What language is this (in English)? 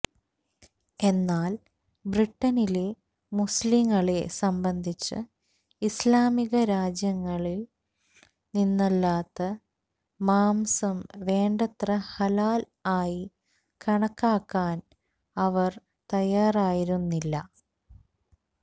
Malayalam